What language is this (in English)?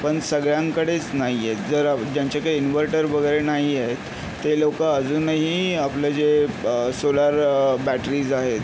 Marathi